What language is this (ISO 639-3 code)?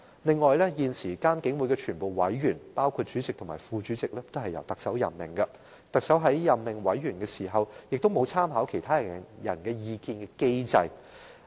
yue